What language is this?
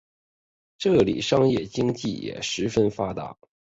Chinese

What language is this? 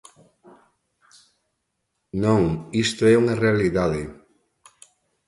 Galician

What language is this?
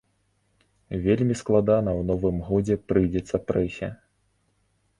Belarusian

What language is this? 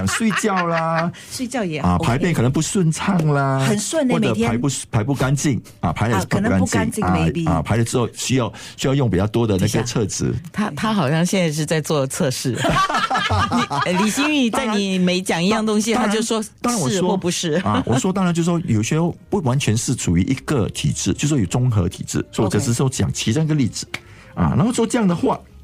Chinese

